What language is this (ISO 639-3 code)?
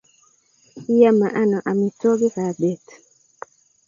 kln